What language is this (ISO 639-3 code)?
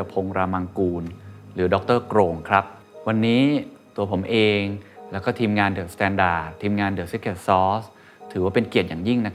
tha